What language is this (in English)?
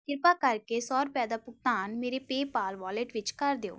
Punjabi